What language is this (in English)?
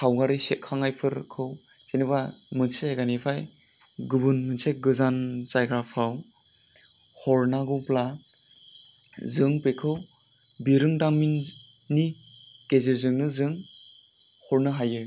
Bodo